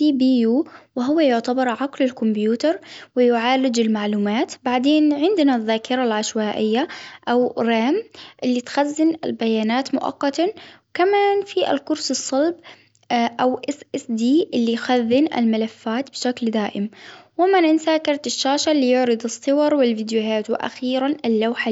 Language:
Hijazi Arabic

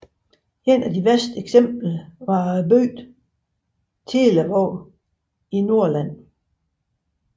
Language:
Danish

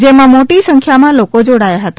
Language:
Gujarati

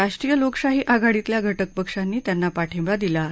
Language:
Marathi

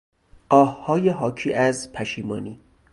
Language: Persian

